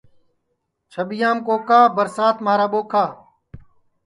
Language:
Sansi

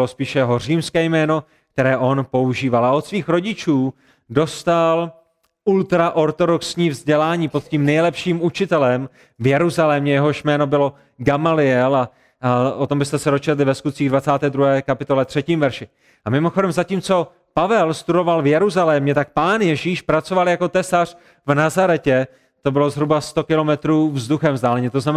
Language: Czech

